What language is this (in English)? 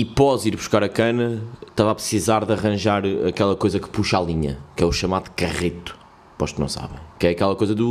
Portuguese